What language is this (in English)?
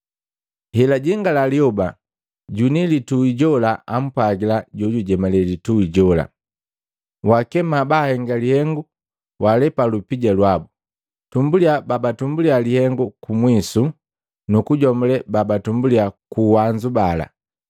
Matengo